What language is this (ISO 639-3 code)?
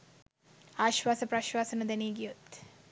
sin